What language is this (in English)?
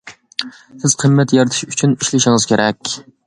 Uyghur